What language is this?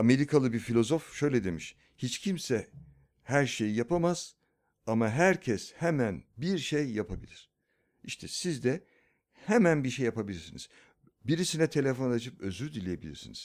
Turkish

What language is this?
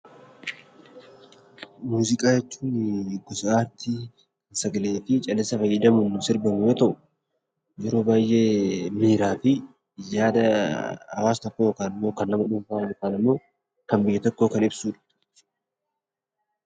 Oromo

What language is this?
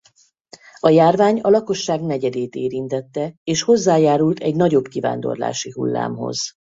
Hungarian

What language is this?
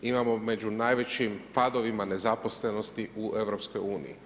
Croatian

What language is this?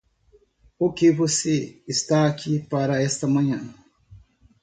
Portuguese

